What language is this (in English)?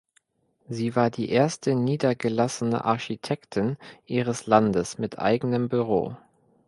German